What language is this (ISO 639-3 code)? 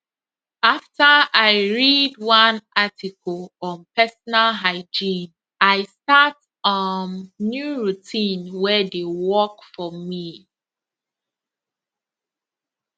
pcm